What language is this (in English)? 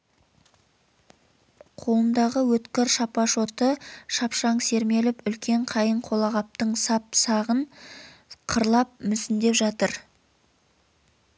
Kazakh